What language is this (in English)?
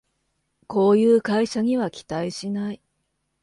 Japanese